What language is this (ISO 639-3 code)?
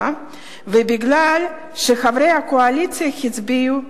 heb